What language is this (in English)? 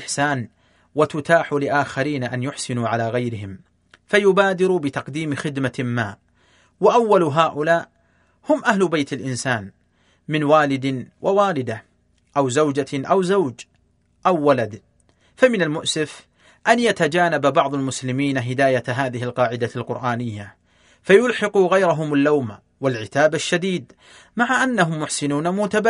Arabic